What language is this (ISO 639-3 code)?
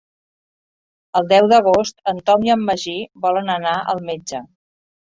cat